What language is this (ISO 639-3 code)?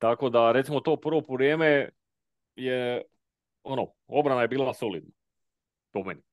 hrv